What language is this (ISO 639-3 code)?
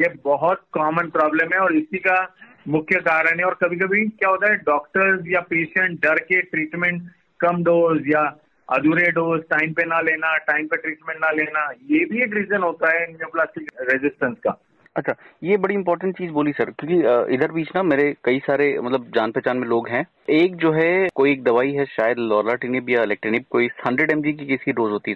hin